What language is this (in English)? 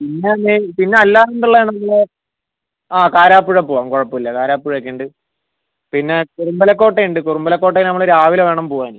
Malayalam